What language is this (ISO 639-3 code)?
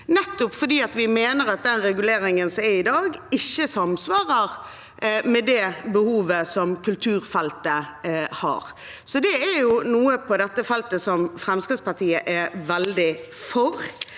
nor